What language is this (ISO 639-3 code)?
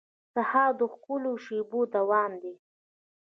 pus